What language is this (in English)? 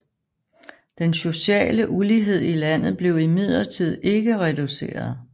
Danish